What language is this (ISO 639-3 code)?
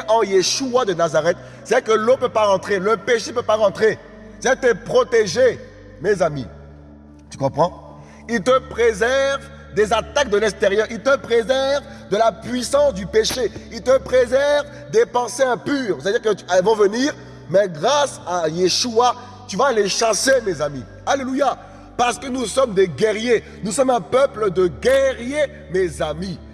fra